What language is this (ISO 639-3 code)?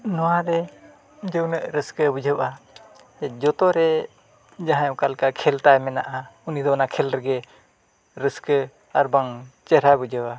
sat